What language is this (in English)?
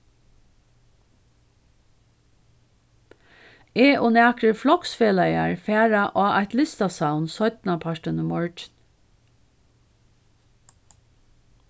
Faroese